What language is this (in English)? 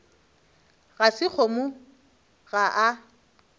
Northern Sotho